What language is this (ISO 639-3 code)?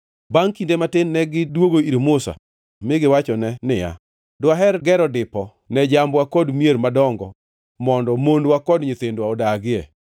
luo